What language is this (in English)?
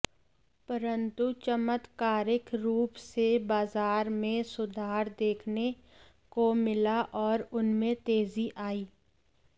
Hindi